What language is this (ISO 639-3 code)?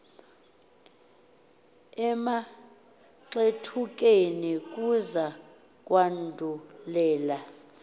xho